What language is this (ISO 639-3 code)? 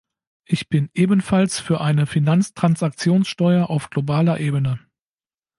deu